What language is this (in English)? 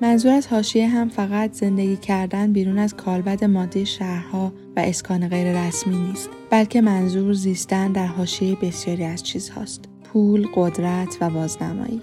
Persian